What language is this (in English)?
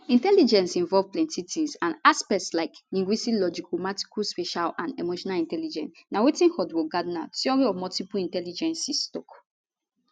Nigerian Pidgin